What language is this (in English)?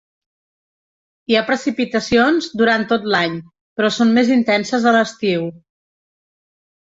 Catalan